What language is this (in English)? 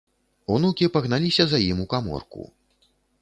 Belarusian